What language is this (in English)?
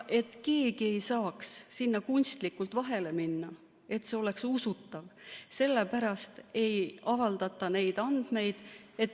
Estonian